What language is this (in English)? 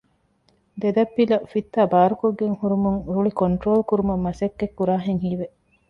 Divehi